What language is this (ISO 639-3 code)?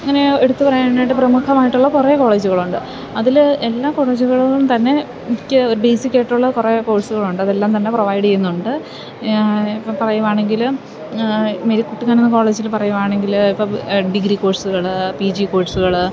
mal